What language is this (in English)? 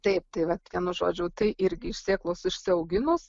Lithuanian